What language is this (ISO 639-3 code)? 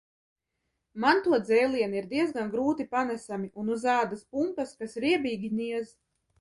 lav